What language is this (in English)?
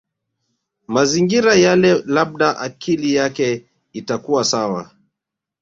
Swahili